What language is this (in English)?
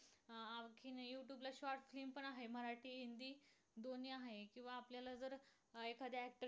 Marathi